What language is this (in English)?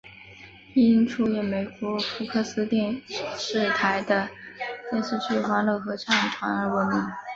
Chinese